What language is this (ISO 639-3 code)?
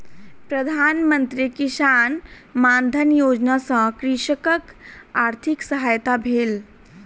mai